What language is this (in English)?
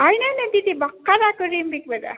Nepali